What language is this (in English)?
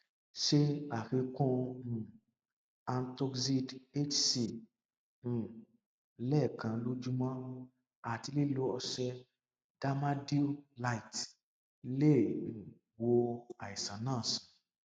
Yoruba